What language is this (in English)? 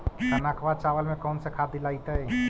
Magahi